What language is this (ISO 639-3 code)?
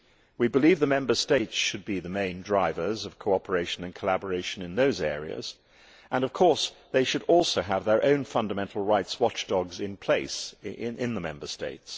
eng